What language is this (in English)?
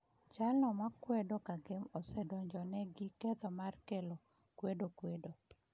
Luo (Kenya and Tanzania)